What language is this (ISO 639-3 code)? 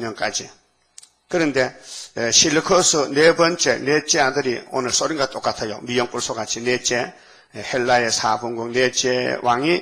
kor